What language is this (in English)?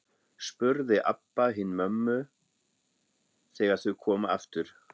Icelandic